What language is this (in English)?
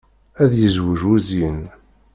Kabyle